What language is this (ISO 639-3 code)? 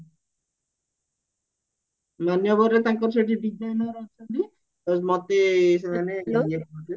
ori